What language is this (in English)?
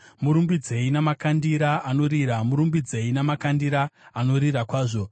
Shona